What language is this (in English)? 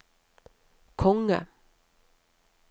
Norwegian